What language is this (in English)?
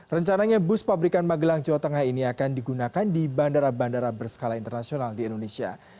Indonesian